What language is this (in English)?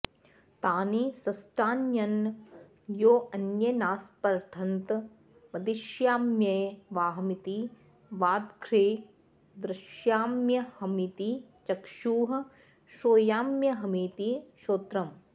Sanskrit